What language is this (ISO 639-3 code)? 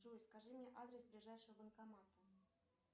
rus